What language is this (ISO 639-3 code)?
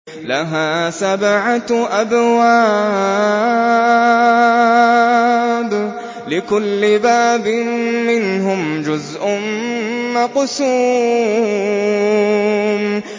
ara